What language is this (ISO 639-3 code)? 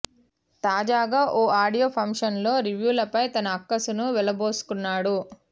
tel